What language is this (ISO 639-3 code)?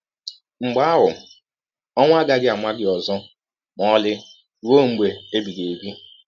ibo